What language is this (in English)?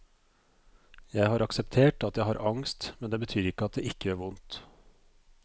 Norwegian